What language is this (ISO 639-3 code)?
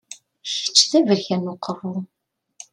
kab